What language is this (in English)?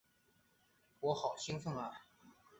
Chinese